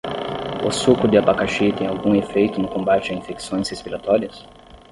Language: Portuguese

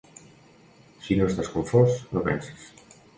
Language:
Catalan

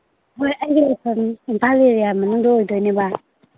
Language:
Manipuri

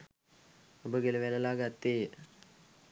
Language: Sinhala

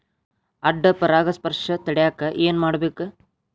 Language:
Kannada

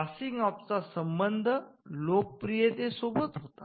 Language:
Marathi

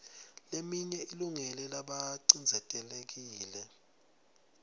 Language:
Swati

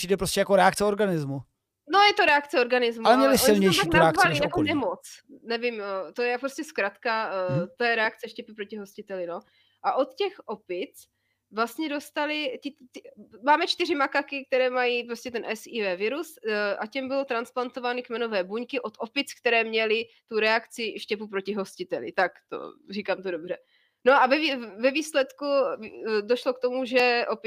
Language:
Czech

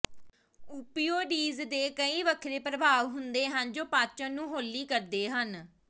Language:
Punjabi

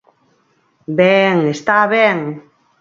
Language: Galician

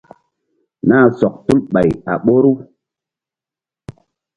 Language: Mbum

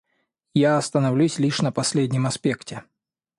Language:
Russian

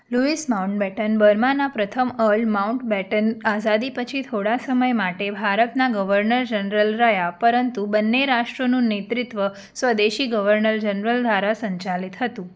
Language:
Gujarati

